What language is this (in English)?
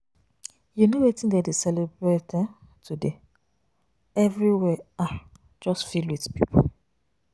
Nigerian Pidgin